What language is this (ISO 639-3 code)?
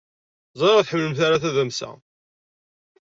kab